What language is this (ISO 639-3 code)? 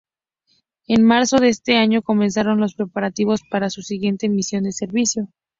spa